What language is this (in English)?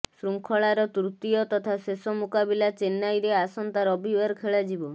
Odia